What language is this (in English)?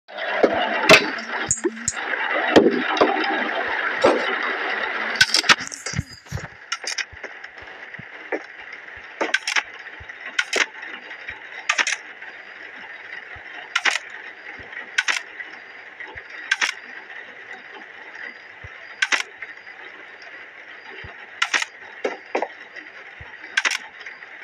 Arabic